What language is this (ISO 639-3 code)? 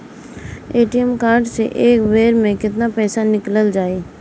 bho